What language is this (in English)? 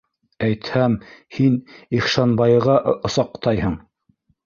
Bashkir